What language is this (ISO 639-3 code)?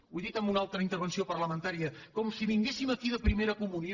cat